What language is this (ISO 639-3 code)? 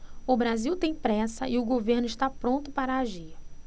por